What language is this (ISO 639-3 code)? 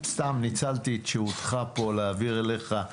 heb